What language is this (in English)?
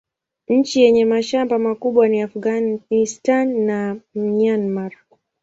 Swahili